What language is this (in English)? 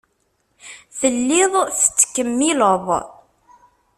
Kabyle